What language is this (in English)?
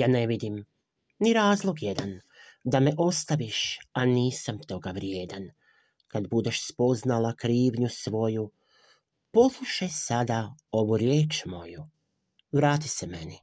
Croatian